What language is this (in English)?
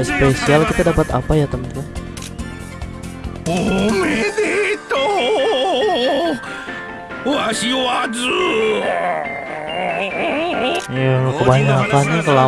Indonesian